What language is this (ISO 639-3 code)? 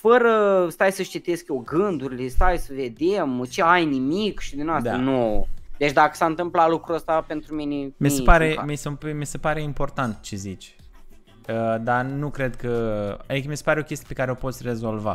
ron